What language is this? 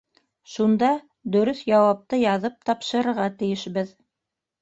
Bashkir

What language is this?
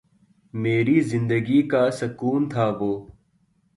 Urdu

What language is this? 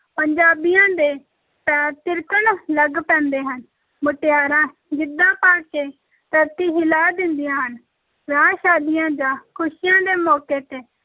Punjabi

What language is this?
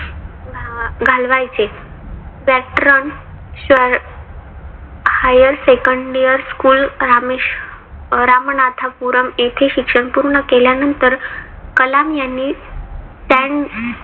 Marathi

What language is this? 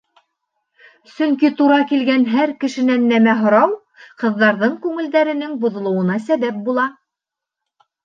Bashkir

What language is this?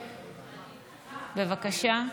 Hebrew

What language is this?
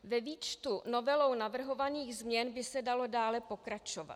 Czech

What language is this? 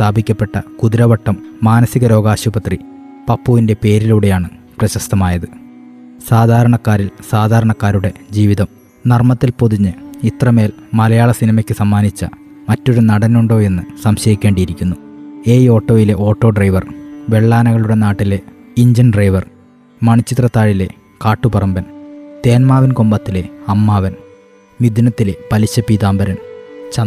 Malayalam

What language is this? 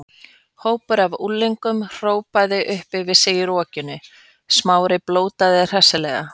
Icelandic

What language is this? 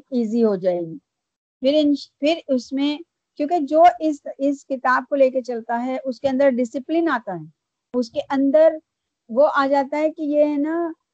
Urdu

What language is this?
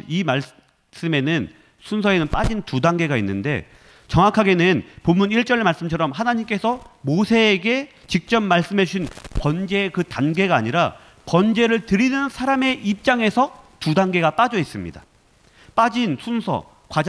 Korean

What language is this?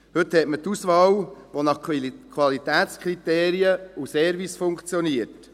Swiss German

